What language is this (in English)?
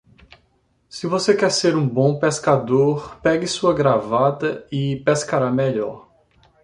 Portuguese